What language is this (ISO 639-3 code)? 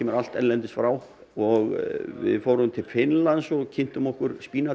isl